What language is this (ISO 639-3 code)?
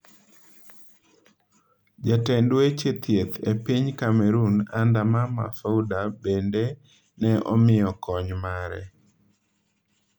luo